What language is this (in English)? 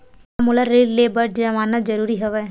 Chhattisgarhi